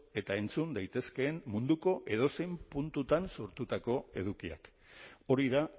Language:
Basque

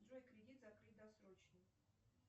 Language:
Russian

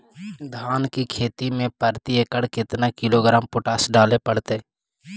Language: Magahi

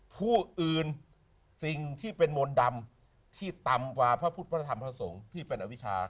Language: Thai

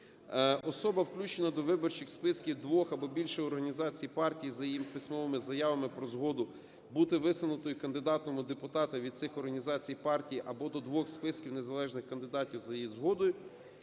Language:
Ukrainian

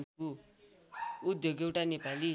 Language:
Nepali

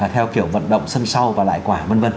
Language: Vietnamese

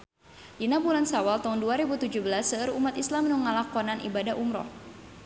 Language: Sundanese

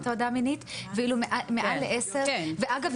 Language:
Hebrew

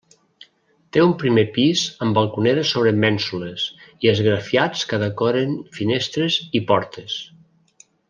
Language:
Catalan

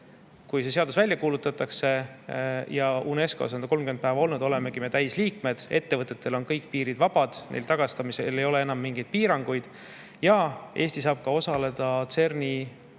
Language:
Estonian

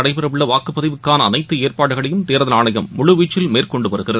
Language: Tamil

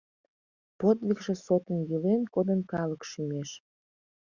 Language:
Mari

